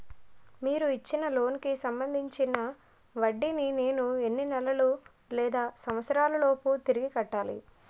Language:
Telugu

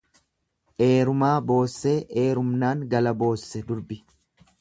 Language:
Oromo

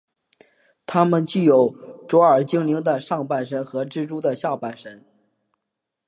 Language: Chinese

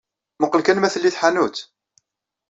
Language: Kabyle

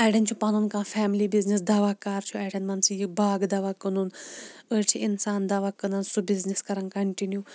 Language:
Kashmiri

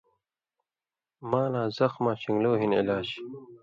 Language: Indus Kohistani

